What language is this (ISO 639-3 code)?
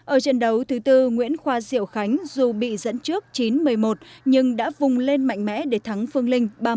vie